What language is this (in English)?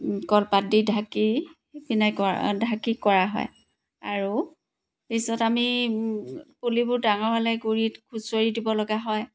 Assamese